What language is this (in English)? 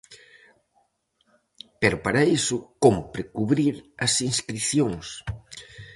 Galician